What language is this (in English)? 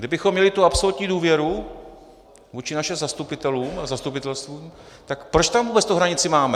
Czech